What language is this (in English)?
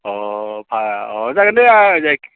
Bodo